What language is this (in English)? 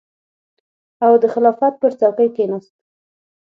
Pashto